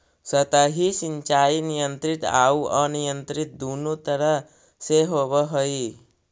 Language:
Magahi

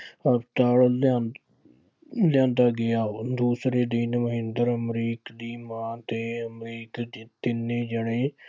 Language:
Punjabi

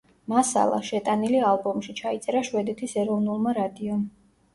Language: Georgian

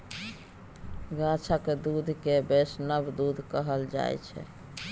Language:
Maithili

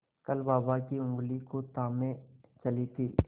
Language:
Hindi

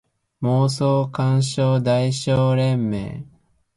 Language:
Japanese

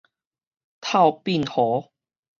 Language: Min Nan Chinese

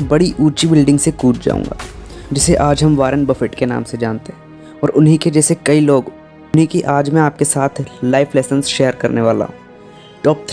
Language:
Hindi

